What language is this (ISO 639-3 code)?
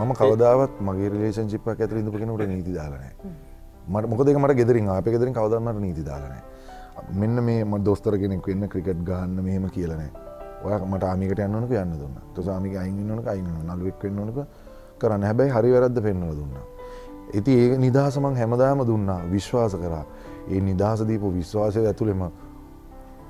ind